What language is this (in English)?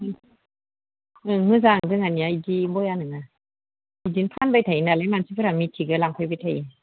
Bodo